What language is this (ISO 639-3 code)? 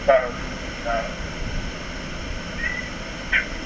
wol